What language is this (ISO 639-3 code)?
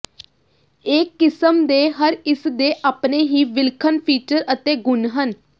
pan